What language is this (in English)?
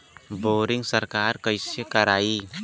Bhojpuri